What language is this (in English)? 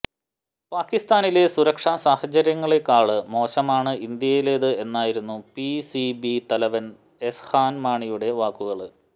Malayalam